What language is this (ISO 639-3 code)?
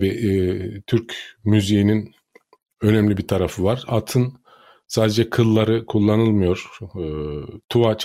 tur